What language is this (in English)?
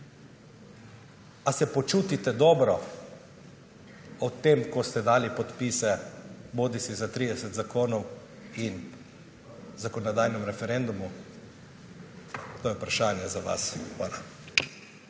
Slovenian